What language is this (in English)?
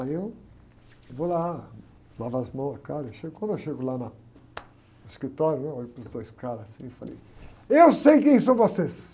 Portuguese